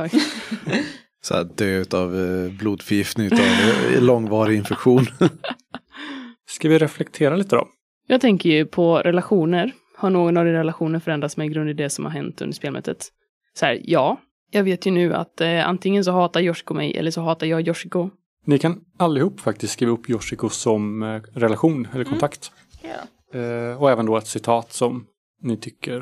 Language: Swedish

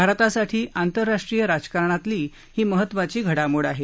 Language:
Marathi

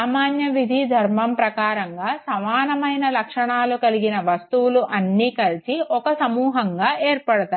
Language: Telugu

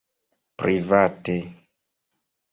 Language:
Esperanto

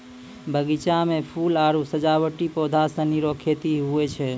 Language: Maithili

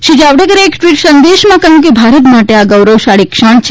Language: Gujarati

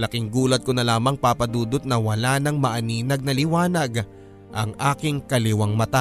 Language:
Filipino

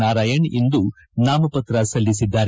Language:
Kannada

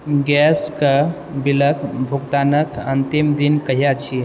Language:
Maithili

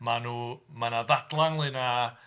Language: Welsh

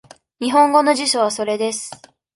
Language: Japanese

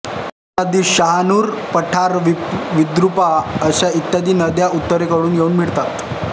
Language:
Marathi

